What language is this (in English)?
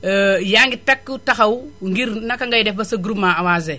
Wolof